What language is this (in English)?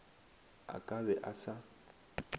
Northern Sotho